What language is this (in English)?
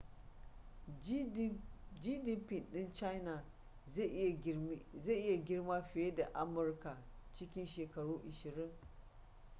Hausa